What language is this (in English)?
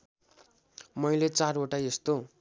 Nepali